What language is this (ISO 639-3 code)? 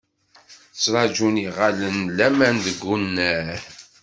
kab